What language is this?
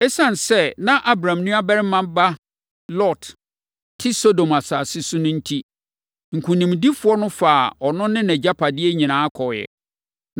Akan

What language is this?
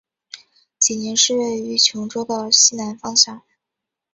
Chinese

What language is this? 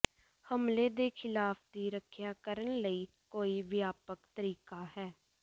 Punjabi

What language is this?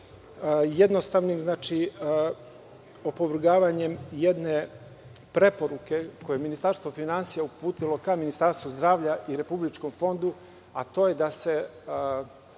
Serbian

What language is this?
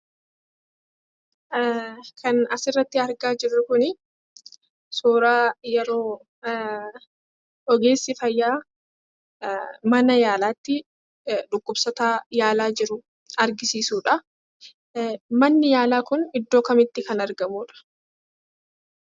Oromo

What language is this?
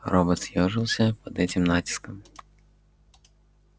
Russian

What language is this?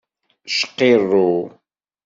Kabyle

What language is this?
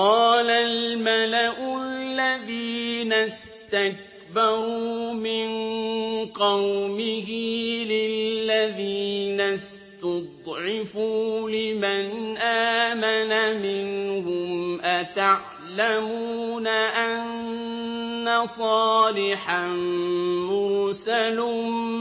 Arabic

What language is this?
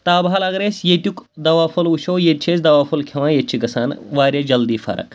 Kashmiri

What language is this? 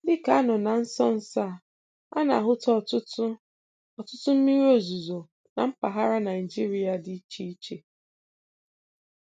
Igbo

